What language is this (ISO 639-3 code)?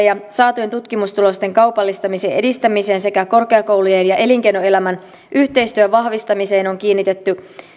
fin